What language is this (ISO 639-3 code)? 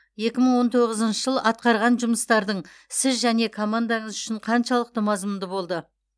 kaz